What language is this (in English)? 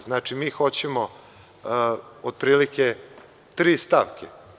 Serbian